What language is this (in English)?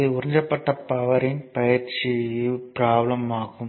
Tamil